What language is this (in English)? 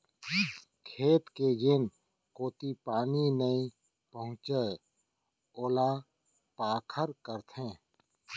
Chhattisgarhi